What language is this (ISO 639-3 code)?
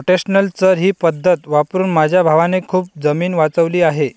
mar